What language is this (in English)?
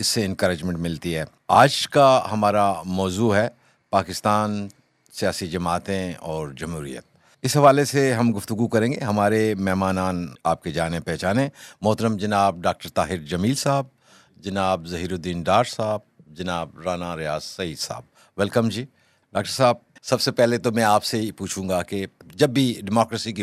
Urdu